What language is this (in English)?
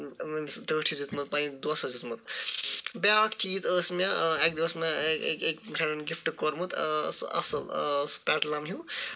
Kashmiri